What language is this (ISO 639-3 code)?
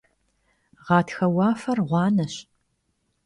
kbd